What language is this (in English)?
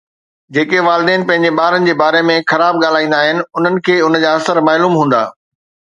Sindhi